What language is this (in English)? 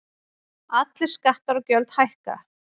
Icelandic